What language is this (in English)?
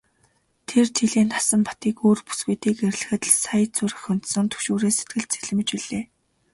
Mongolian